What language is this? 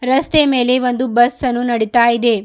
Kannada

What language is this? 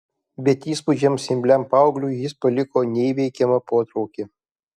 Lithuanian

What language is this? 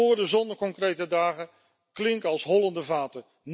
Dutch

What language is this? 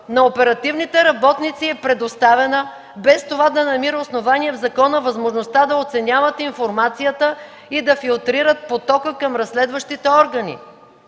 Bulgarian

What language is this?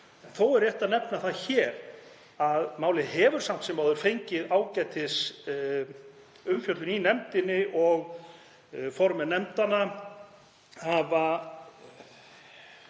Icelandic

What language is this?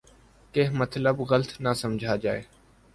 Urdu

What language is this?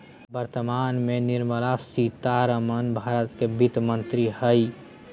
Magahi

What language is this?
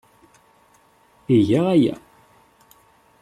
Kabyle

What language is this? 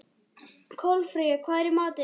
Icelandic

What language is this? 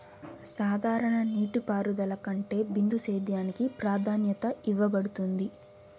Telugu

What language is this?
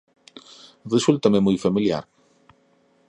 Galician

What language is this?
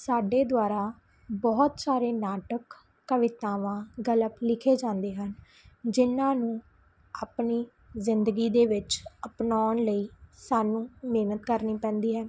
Punjabi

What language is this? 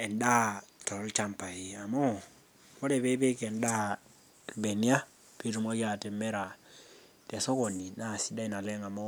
Masai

